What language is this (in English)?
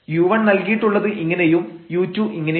Malayalam